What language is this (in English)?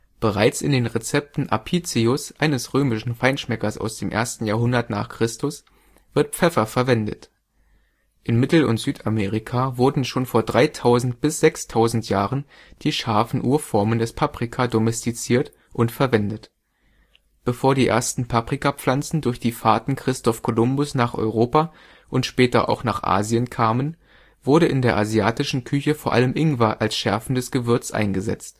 German